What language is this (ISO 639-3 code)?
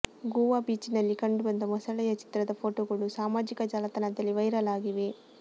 kan